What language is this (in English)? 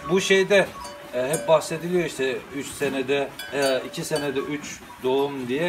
Turkish